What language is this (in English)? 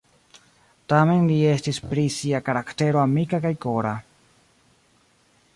Esperanto